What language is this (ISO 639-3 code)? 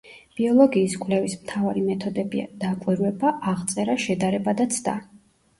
kat